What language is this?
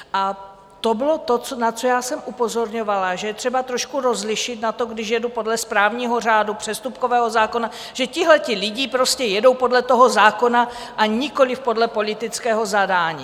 Czech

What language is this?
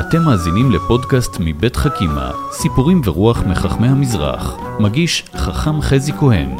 Hebrew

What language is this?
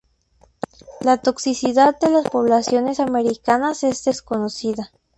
Spanish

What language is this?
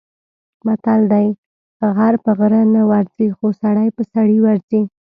Pashto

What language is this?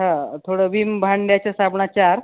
Marathi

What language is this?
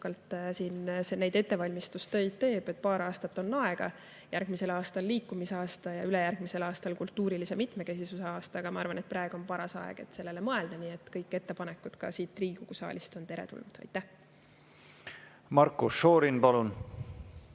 Estonian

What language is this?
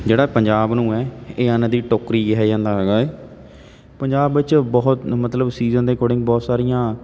Punjabi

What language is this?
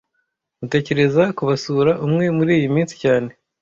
Kinyarwanda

